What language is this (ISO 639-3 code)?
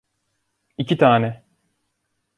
tur